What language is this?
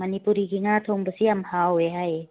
Manipuri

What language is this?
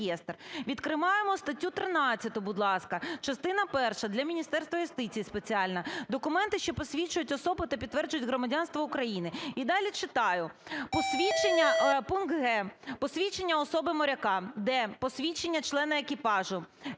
Ukrainian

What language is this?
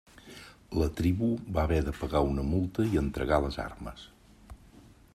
Catalan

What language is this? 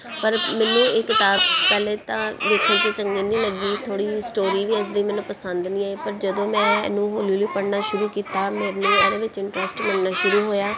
Punjabi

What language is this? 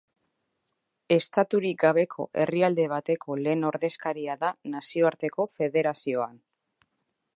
Basque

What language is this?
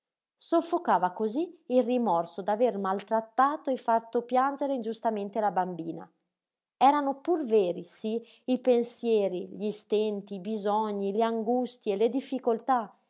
Italian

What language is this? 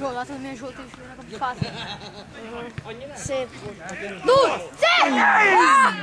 Hungarian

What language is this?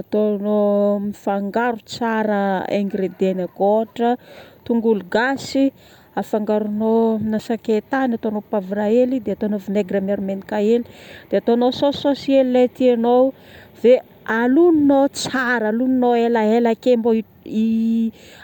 Northern Betsimisaraka Malagasy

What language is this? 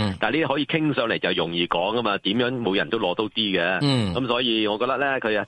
Chinese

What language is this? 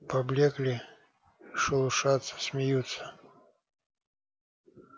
Russian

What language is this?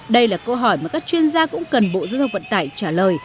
Vietnamese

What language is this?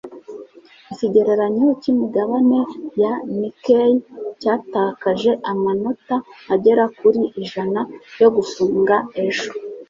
Kinyarwanda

